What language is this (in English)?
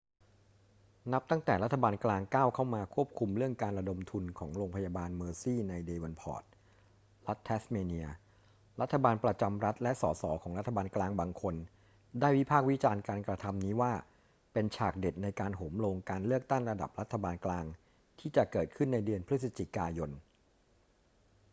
Thai